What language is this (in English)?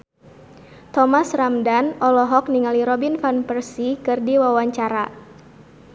Sundanese